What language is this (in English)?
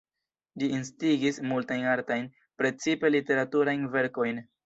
Esperanto